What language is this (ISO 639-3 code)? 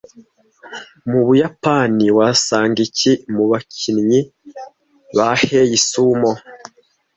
kin